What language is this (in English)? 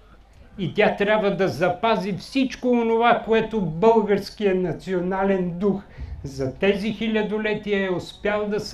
Bulgarian